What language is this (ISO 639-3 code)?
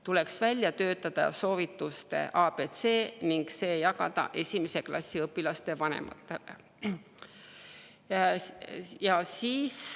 est